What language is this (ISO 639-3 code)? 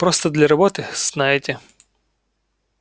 rus